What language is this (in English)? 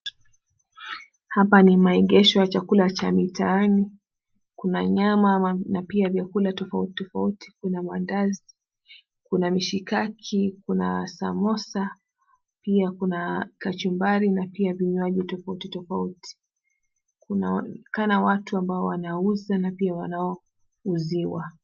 Swahili